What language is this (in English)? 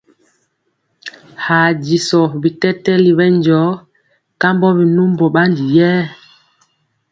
Mpiemo